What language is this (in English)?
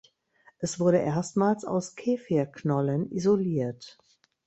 German